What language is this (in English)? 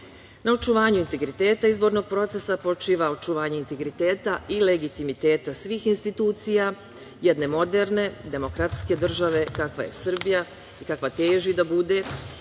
Serbian